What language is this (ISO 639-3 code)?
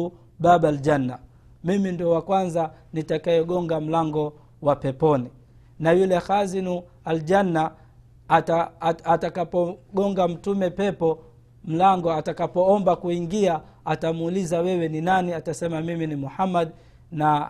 swa